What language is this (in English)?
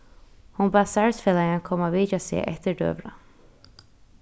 Faroese